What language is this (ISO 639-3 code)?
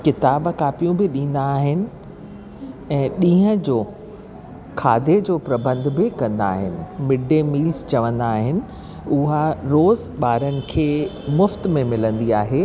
snd